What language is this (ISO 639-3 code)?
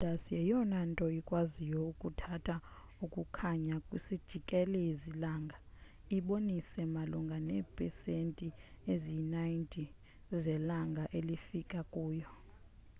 xho